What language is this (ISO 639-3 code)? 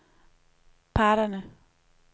dan